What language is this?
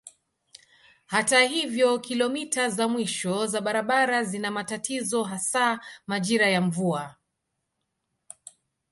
Swahili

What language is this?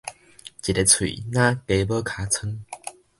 Min Nan Chinese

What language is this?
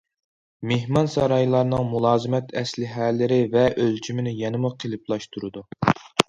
Uyghur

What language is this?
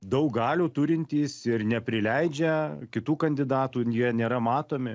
Lithuanian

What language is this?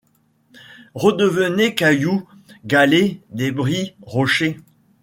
French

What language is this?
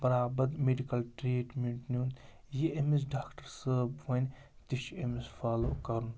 Kashmiri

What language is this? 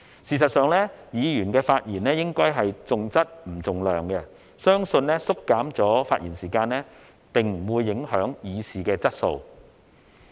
Cantonese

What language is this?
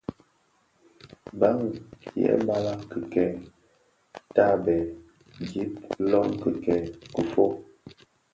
Bafia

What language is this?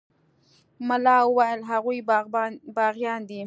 Pashto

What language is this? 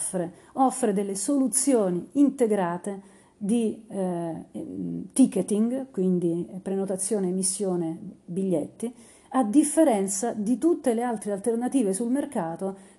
Italian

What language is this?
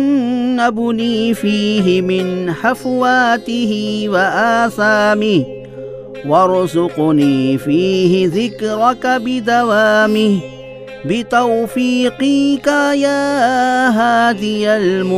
Urdu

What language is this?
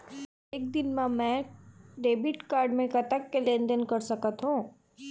Chhattisgarhi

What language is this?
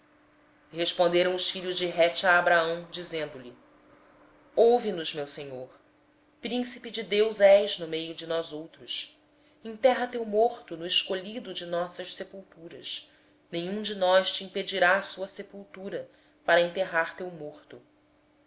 Portuguese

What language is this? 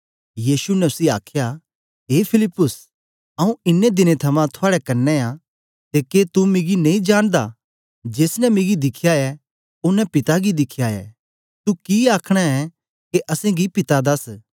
Dogri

